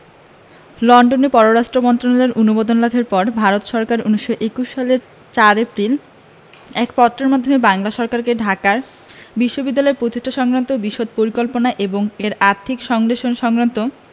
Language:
Bangla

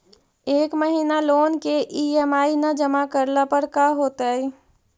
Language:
Magahi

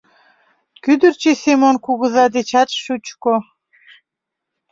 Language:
Mari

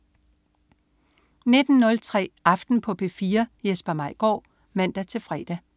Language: Danish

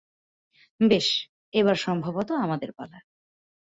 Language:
Bangla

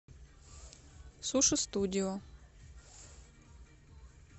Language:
Russian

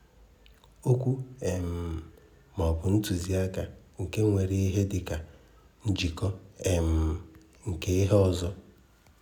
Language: Igbo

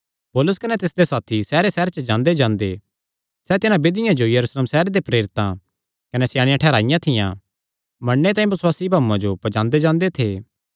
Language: Kangri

